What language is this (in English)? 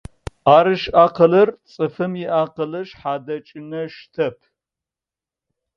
Adyghe